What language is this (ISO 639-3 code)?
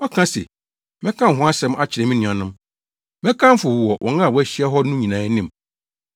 aka